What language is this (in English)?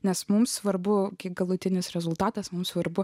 Lithuanian